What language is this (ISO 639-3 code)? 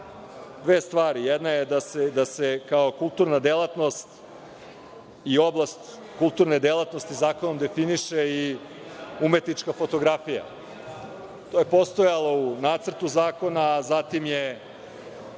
srp